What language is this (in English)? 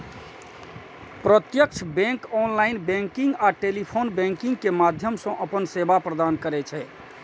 Maithili